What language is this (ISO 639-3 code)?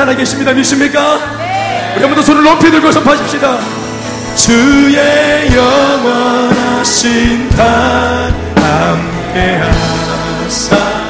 kor